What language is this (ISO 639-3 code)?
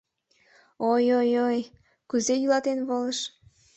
chm